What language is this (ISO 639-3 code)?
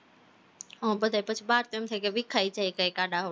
guj